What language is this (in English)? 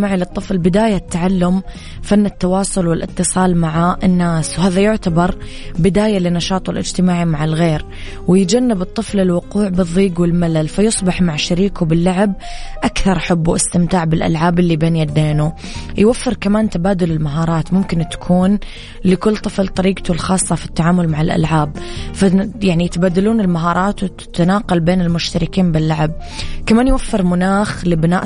Arabic